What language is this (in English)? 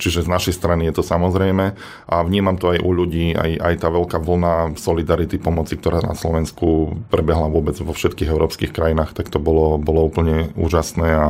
Slovak